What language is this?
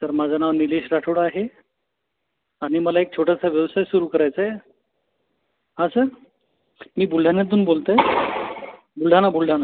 Marathi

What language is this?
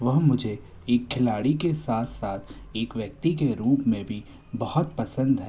Hindi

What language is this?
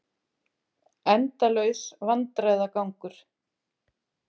Icelandic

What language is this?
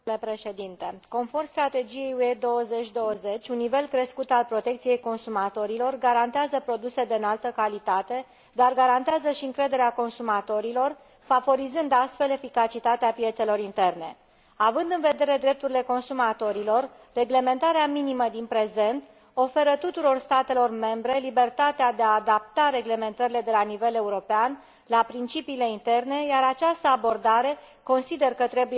Romanian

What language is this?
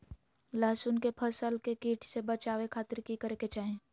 Magahi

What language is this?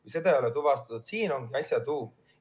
Estonian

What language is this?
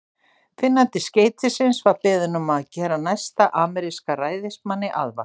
Icelandic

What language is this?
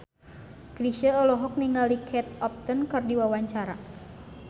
Sundanese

